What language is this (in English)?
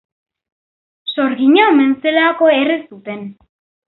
Basque